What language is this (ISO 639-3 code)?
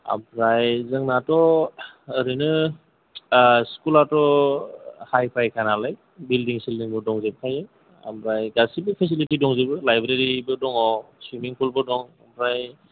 brx